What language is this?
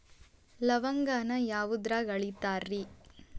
Kannada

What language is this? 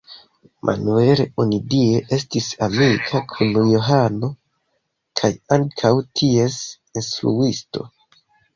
Esperanto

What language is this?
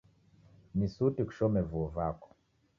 Taita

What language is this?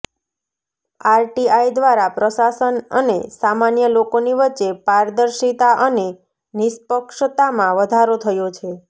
Gujarati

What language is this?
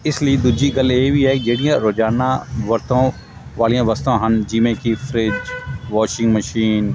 Punjabi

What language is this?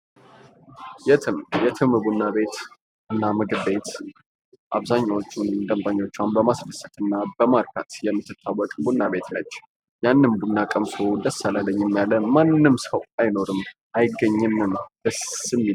Amharic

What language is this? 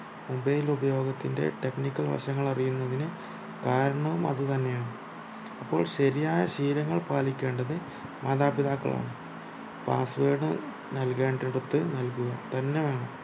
Malayalam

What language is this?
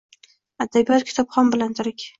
Uzbek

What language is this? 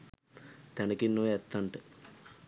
Sinhala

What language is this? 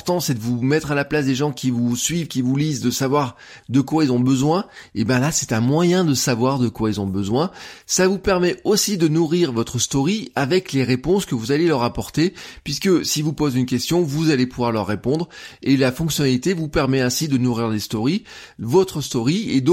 French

